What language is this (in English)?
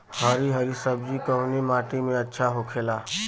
Bhojpuri